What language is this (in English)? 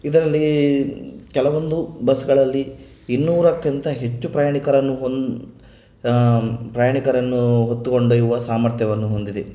Kannada